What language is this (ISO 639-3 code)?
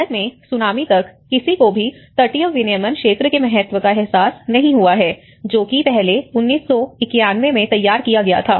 hin